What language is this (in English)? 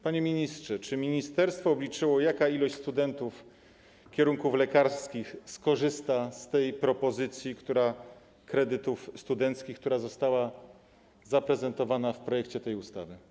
Polish